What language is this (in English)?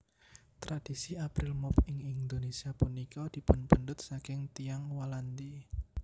Javanese